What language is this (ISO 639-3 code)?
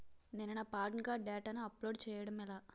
tel